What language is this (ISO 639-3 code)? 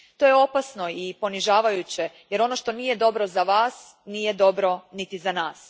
hrv